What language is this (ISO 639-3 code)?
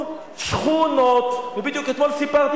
heb